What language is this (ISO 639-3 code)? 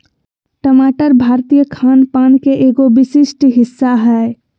mag